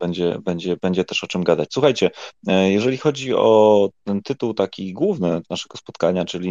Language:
Polish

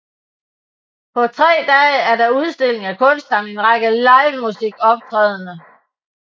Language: Danish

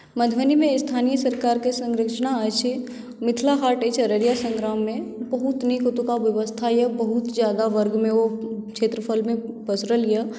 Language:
Maithili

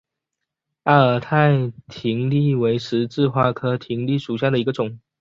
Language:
Chinese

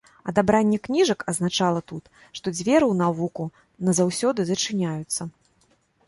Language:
Belarusian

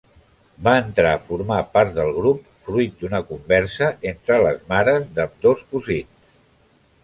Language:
Catalan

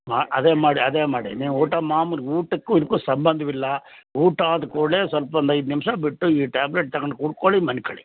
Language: Kannada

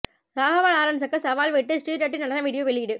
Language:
Tamil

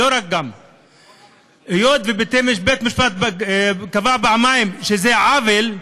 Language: Hebrew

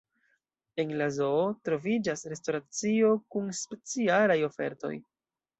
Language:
Esperanto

